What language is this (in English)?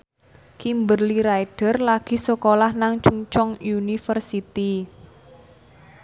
Javanese